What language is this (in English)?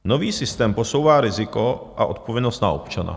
Czech